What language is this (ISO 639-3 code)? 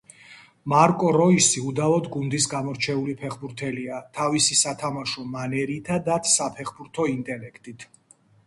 kat